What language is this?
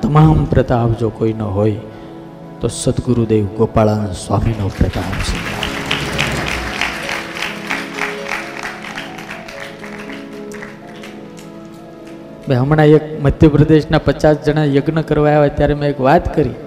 Gujarati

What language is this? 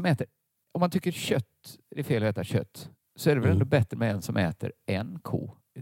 Swedish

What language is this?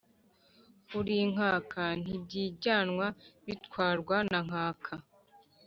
Kinyarwanda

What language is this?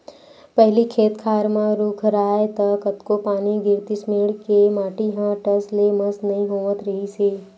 Chhattisgarhi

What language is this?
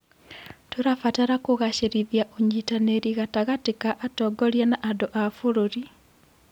Kikuyu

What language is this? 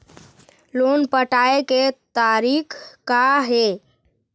Chhattisgarhi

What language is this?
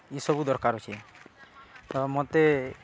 Odia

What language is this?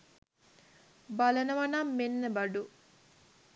Sinhala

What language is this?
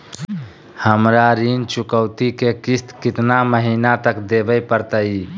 Magahi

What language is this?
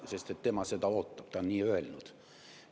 Estonian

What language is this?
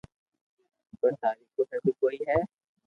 Loarki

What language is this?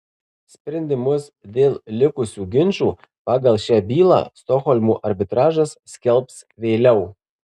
Lithuanian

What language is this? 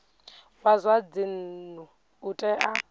Venda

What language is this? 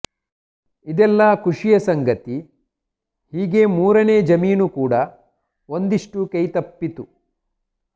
Kannada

